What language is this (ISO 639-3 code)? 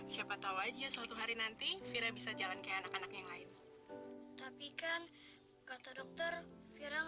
ind